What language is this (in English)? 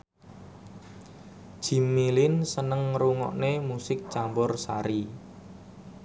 Javanese